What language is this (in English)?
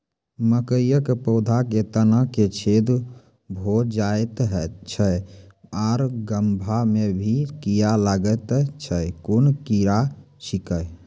Maithili